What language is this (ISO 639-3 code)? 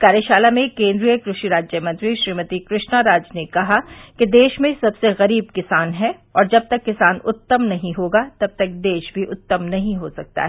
hin